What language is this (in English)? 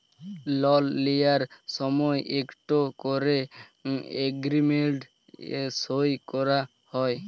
Bangla